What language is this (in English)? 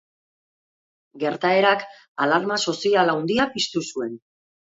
Basque